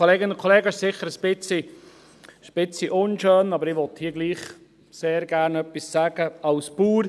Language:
Swiss German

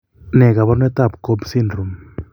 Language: Kalenjin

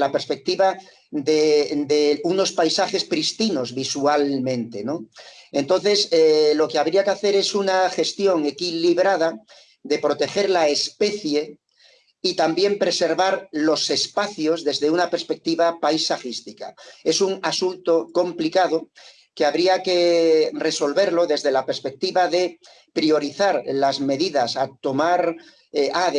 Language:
Spanish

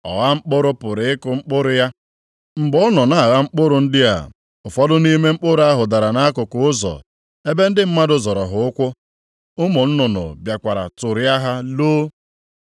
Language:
Igbo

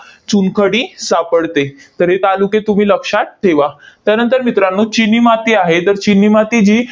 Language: Marathi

